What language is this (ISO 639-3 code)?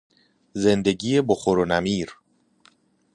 fas